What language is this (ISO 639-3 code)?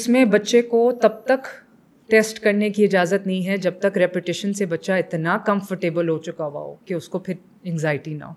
urd